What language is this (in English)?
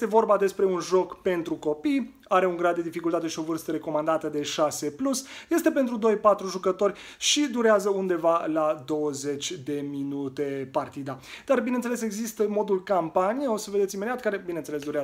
Romanian